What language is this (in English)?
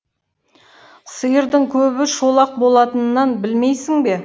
Kazakh